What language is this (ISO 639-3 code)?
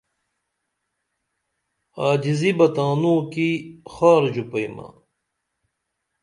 dml